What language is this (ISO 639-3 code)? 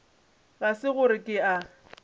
nso